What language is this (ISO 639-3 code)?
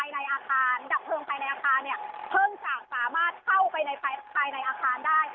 tha